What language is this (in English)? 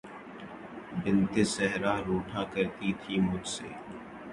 Urdu